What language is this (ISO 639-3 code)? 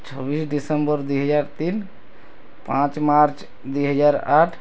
ori